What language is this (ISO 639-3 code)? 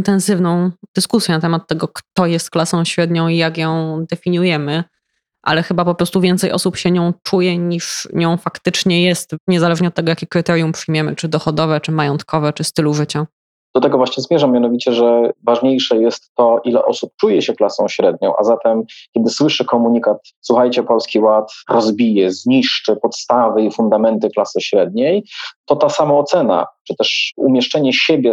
pol